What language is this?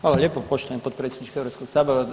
Croatian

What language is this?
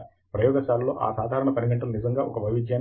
Telugu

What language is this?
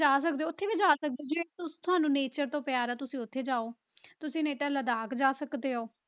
Punjabi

